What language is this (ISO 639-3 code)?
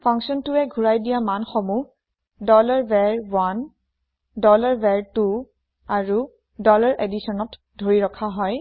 asm